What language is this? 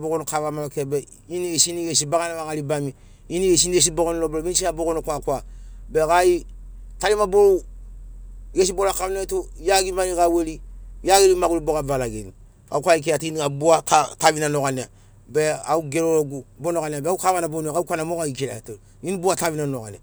Sinaugoro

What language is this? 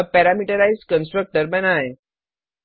Hindi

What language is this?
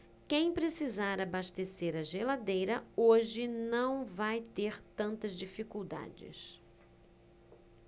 Portuguese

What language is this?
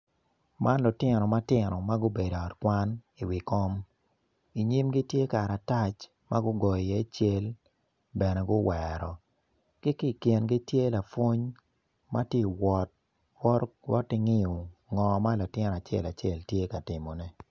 Acoli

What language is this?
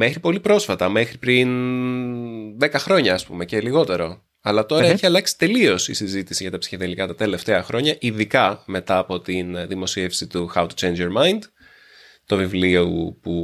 Greek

